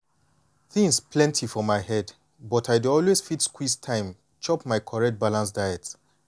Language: Nigerian Pidgin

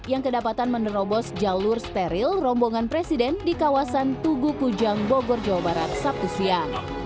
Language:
Indonesian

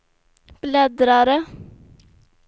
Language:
Swedish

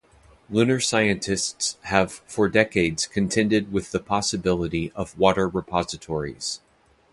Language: English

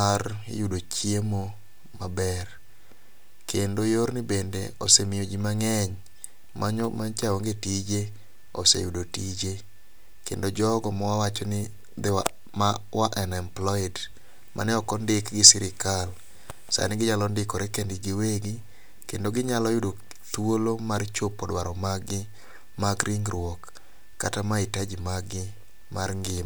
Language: Luo (Kenya and Tanzania)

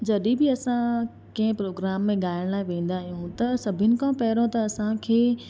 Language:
Sindhi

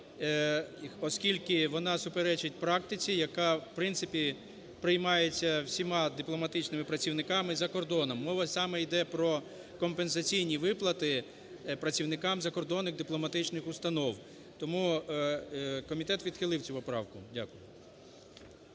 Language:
Ukrainian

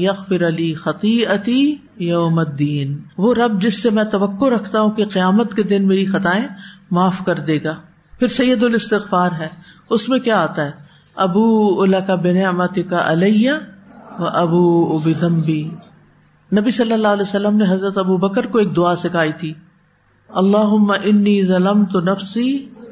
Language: Urdu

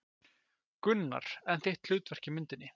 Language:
Icelandic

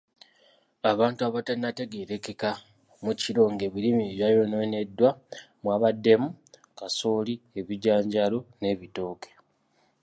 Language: Ganda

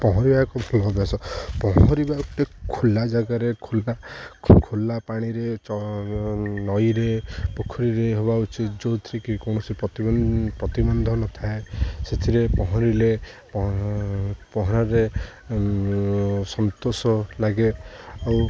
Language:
Odia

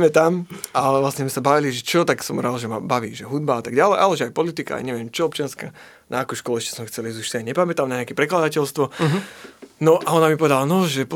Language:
Slovak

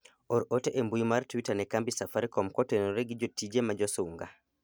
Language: Luo (Kenya and Tanzania)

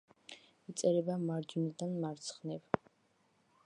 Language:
Georgian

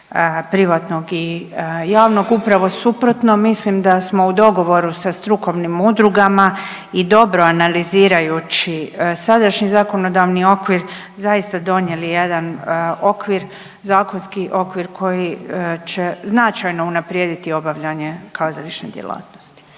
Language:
Croatian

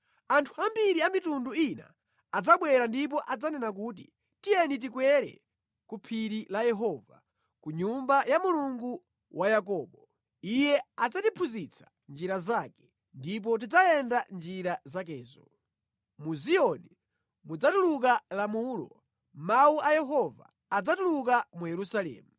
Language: Nyanja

